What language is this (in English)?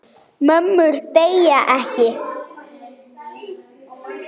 Icelandic